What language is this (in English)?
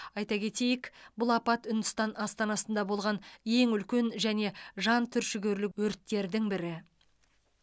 Kazakh